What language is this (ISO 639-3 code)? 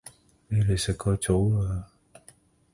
yue